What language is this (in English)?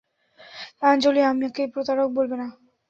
Bangla